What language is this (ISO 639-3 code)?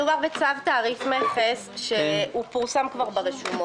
heb